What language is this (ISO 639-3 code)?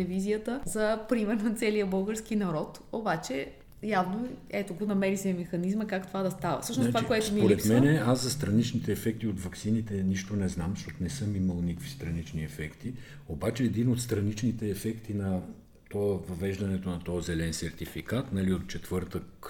bul